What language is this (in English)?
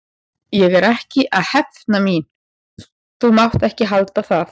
Icelandic